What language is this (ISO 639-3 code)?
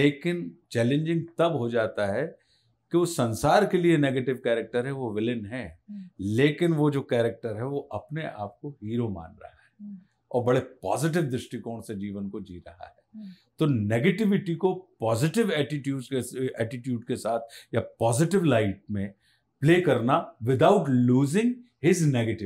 hin